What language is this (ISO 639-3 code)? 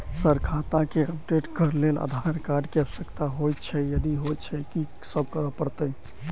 mai